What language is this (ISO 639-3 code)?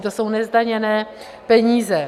ces